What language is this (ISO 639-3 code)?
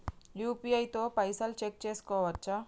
tel